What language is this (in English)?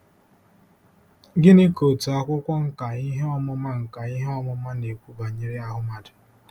Igbo